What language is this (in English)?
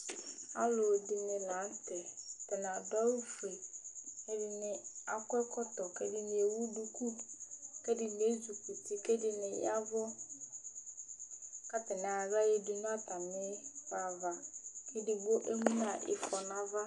Ikposo